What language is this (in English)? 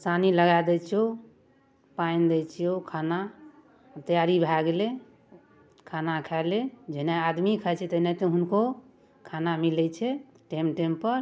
Maithili